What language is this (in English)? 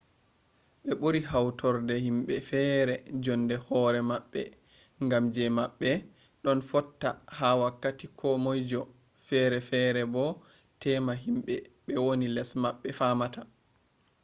Fula